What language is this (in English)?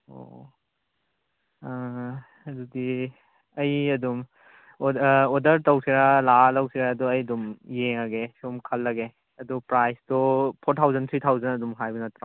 Manipuri